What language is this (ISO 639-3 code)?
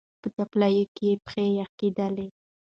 pus